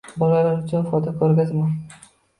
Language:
Uzbek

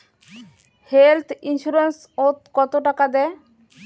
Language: Bangla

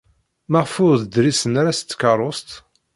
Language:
Kabyle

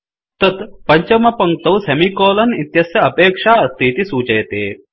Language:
Sanskrit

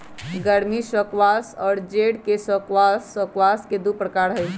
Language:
Magahi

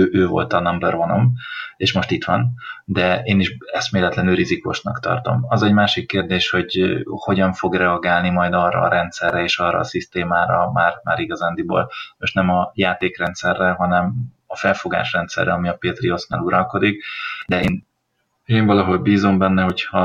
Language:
Hungarian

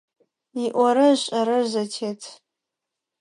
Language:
Adyghe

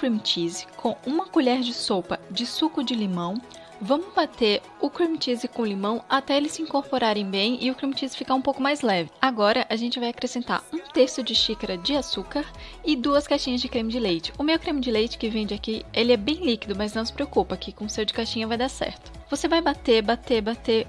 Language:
Portuguese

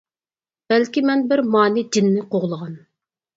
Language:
Uyghur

